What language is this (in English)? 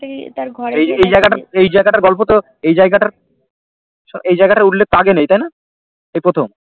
Bangla